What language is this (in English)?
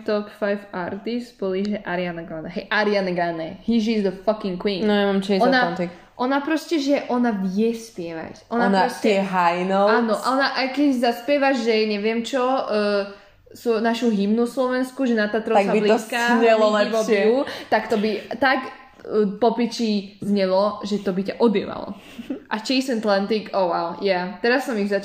Slovak